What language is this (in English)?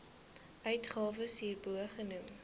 Afrikaans